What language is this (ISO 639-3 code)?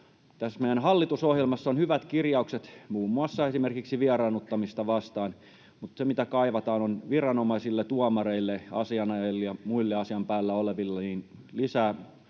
fin